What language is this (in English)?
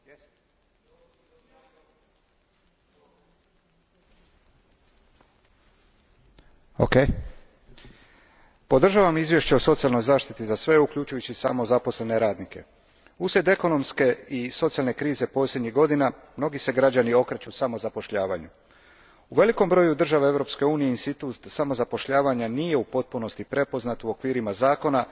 Croatian